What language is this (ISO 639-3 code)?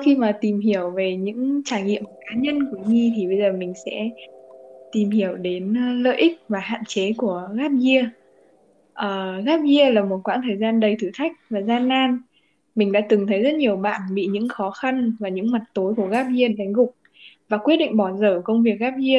vie